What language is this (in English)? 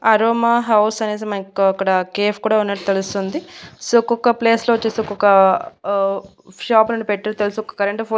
Telugu